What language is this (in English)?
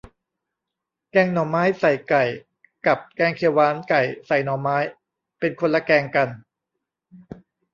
Thai